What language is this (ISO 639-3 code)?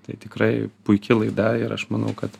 lit